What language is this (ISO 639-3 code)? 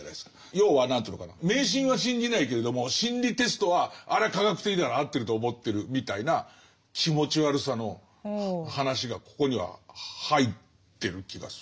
jpn